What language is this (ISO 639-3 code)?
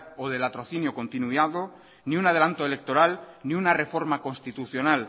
spa